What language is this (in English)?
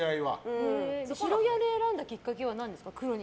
Japanese